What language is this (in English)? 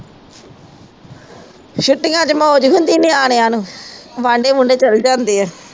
Punjabi